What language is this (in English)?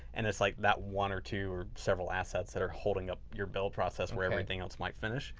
English